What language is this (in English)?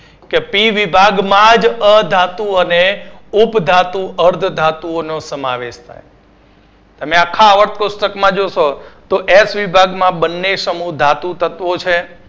Gujarati